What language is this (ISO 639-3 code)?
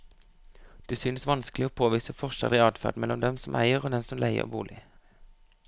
nor